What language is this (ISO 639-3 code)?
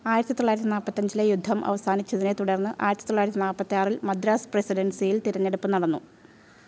mal